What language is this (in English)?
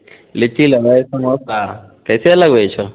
Maithili